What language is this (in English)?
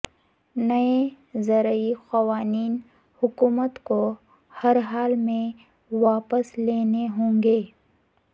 Urdu